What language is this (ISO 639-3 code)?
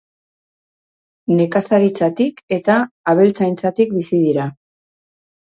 eus